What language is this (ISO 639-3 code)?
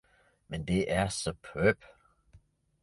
dan